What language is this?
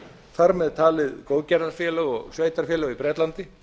Icelandic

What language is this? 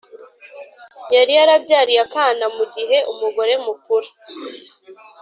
Kinyarwanda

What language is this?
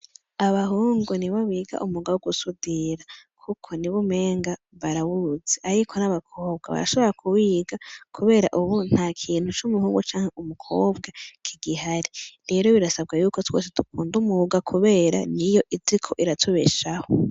Rundi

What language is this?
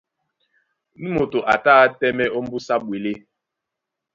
Duala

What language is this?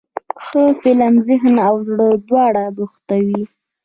Pashto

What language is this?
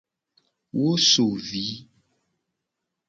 Gen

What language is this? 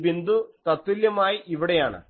Malayalam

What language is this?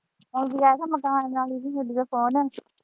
Punjabi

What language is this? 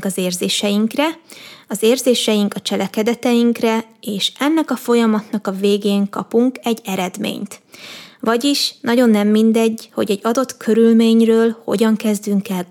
Hungarian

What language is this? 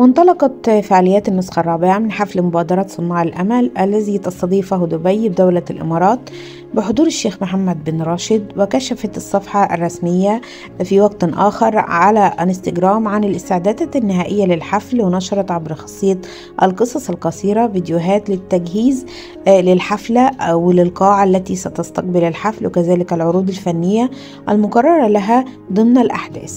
Arabic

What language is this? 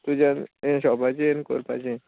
Konkani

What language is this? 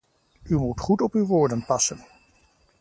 Dutch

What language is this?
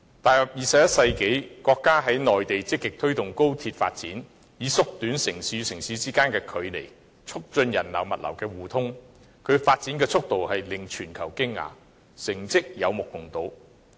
Cantonese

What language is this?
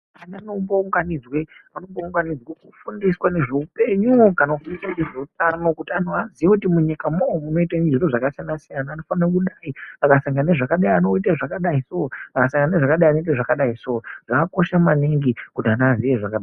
Ndau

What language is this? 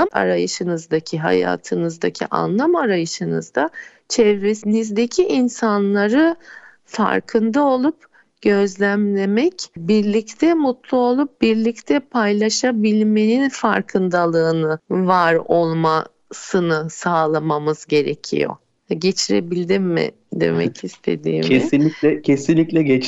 Turkish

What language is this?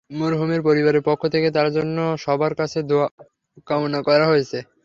Bangla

